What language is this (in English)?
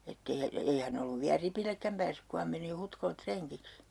Finnish